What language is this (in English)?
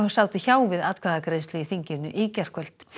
Icelandic